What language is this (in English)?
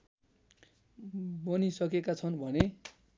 Nepali